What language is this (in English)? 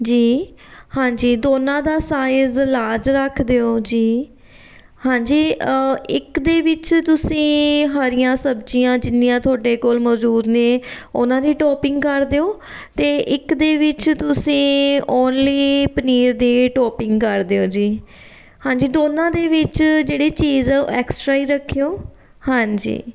Punjabi